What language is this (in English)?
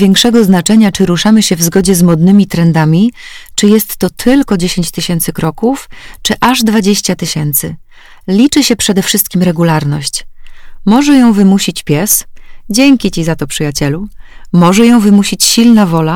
Polish